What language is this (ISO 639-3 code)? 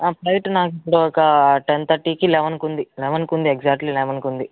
tel